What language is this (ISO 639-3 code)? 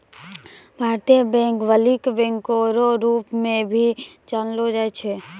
mai